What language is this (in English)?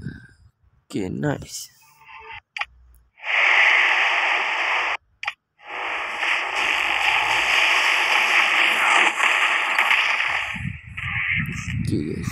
Malay